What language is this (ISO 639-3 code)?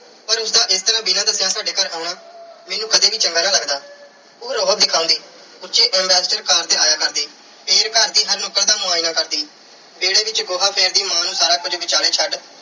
pan